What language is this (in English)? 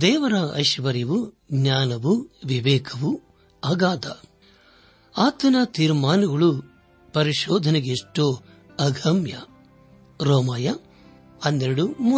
Kannada